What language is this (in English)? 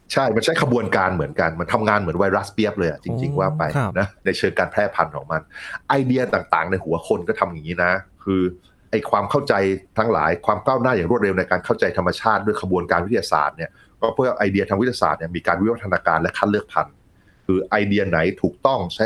Thai